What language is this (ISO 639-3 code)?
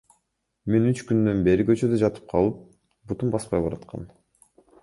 kir